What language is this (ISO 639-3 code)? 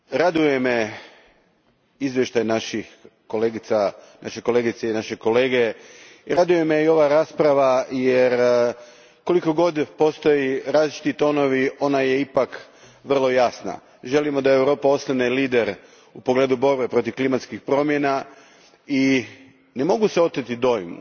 hrv